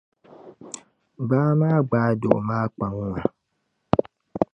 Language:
Dagbani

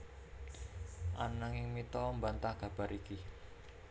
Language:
Javanese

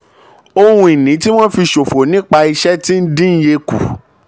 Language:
Yoruba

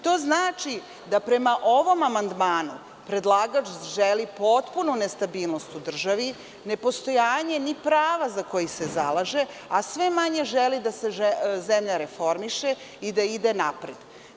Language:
Serbian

